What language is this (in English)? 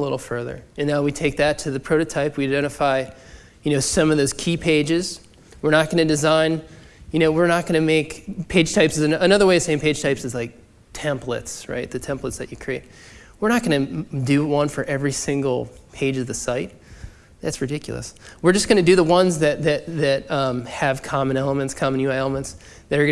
English